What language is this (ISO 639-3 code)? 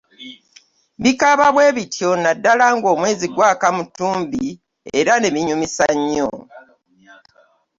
lug